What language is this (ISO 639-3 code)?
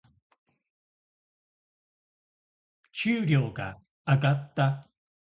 jpn